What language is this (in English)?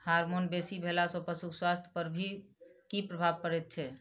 Maithili